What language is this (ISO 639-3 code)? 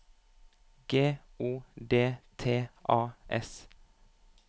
nor